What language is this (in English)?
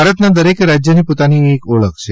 Gujarati